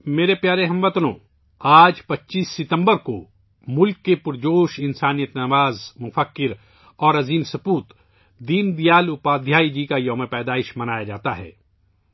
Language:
Urdu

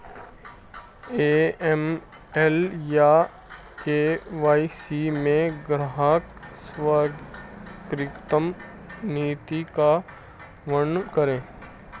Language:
Hindi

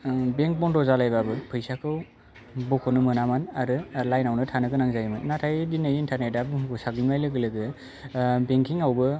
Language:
Bodo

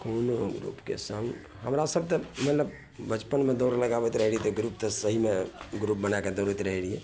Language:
Maithili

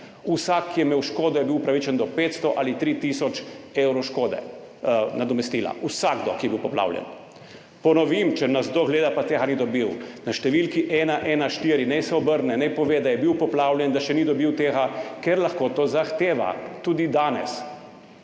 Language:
Slovenian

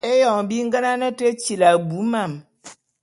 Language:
Bulu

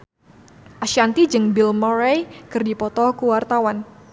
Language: Sundanese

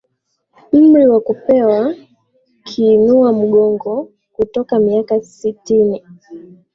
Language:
Swahili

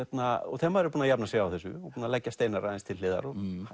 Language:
Icelandic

